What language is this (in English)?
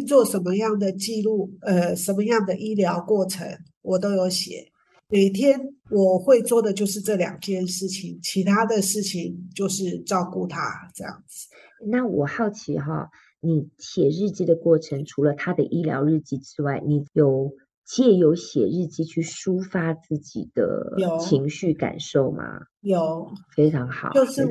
Chinese